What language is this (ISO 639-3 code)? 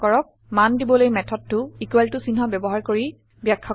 asm